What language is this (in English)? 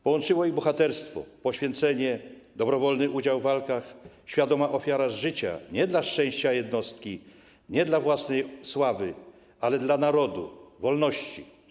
Polish